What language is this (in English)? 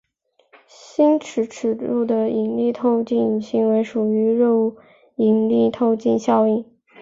Chinese